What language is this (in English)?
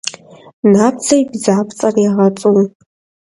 Kabardian